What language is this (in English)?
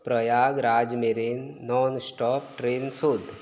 Konkani